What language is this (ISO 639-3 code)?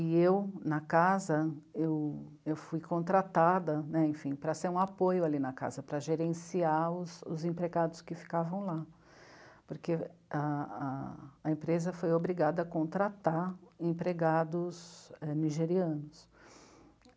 por